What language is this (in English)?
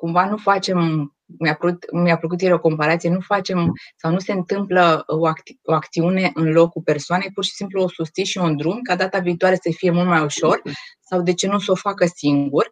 Romanian